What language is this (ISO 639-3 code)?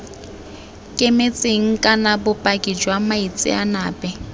tsn